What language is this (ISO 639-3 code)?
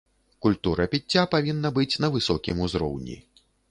bel